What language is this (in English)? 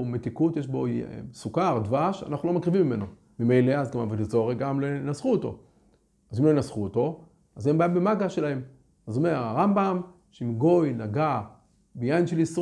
Hebrew